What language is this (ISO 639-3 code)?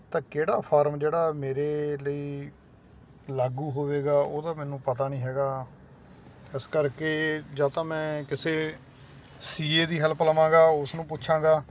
pan